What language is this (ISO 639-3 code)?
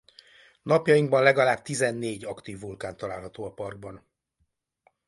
hun